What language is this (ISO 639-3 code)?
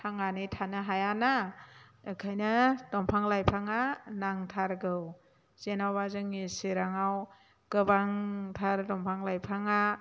brx